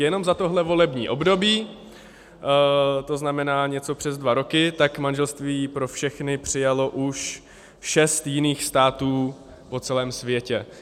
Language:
Czech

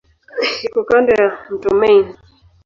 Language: Swahili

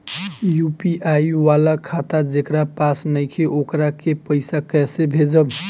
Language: Bhojpuri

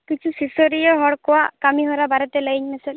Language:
Santali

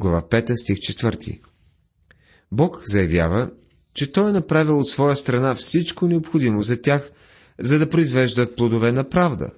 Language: Bulgarian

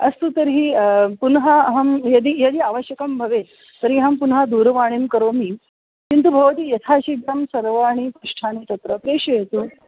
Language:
Sanskrit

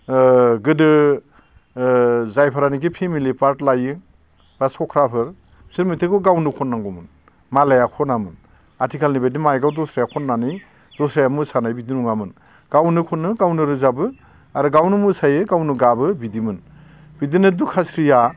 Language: Bodo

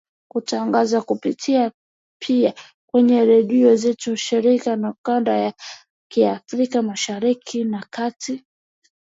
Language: Swahili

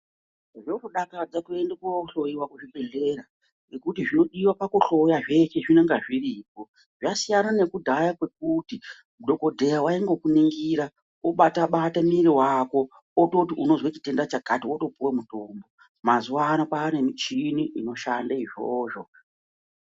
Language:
Ndau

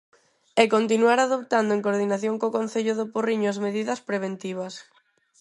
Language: Galician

